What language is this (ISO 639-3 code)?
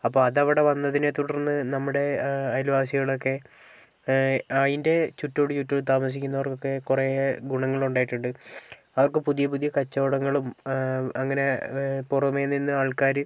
mal